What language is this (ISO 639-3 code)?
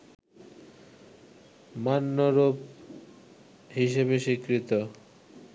ben